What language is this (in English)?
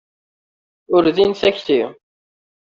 Kabyle